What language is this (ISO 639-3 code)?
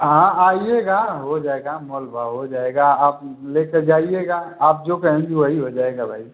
hin